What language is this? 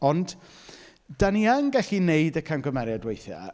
Welsh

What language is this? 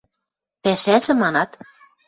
Western Mari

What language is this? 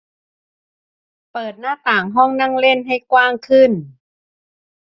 Thai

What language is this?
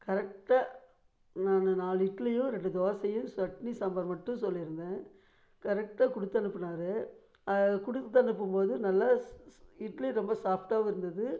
Tamil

